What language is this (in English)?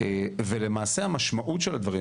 Hebrew